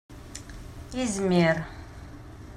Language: Kabyle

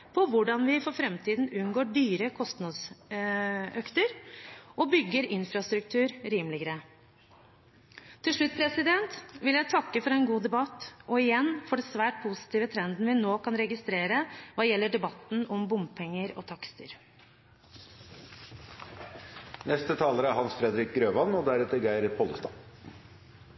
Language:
Norwegian Bokmål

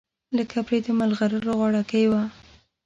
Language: Pashto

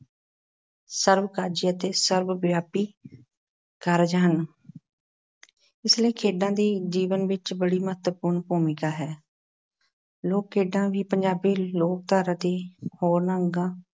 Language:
Punjabi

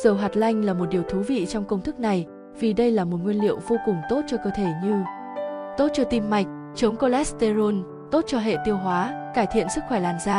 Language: Vietnamese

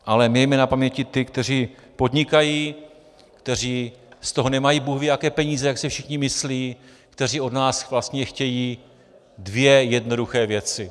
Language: Czech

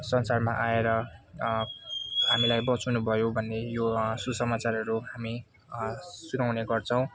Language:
Nepali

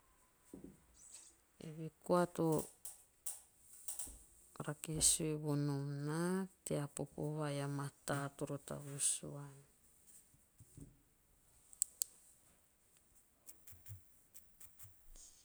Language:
Teop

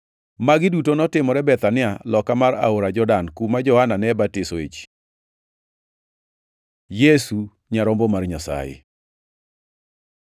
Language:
Luo (Kenya and Tanzania)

